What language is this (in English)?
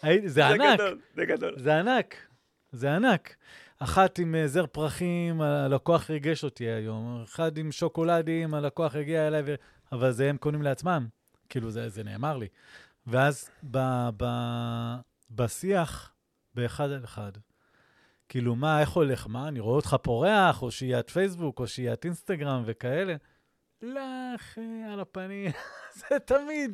Hebrew